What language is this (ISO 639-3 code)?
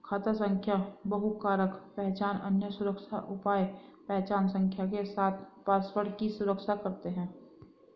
hin